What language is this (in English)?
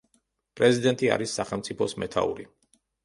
Georgian